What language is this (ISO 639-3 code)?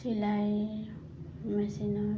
asm